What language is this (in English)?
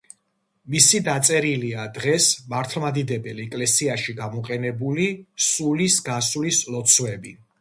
Georgian